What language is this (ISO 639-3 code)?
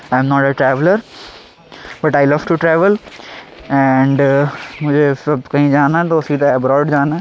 urd